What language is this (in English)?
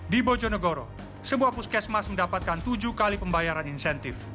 Indonesian